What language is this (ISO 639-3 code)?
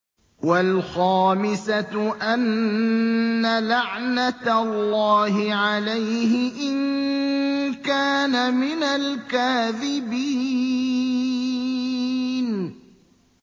ara